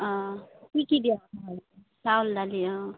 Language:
Assamese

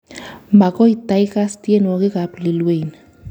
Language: Kalenjin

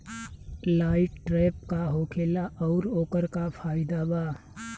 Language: Bhojpuri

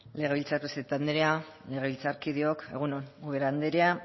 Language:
Basque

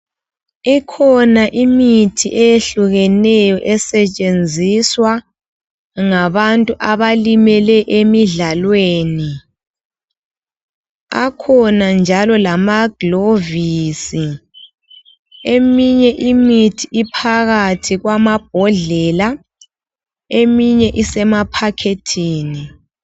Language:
North Ndebele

